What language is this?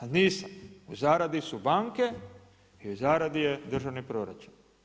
Croatian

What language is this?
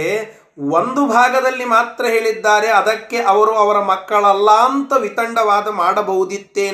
Kannada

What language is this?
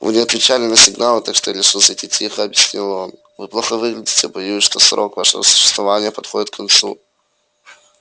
Russian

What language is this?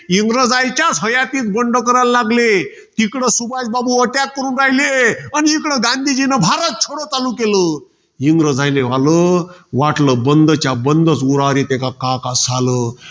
Marathi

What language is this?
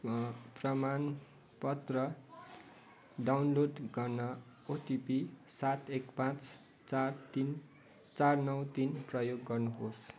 Nepali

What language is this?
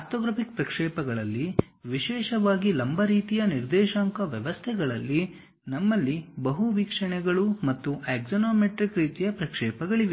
Kannada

